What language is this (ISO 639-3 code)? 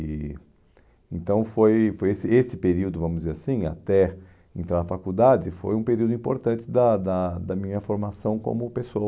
por